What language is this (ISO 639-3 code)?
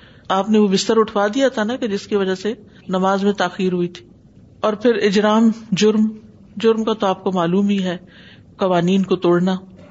urd